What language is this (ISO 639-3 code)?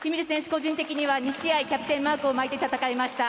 jpn